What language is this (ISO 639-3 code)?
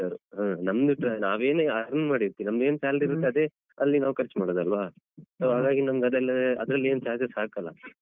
kan